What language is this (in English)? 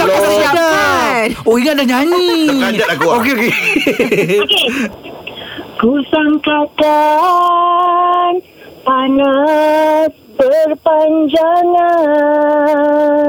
Malay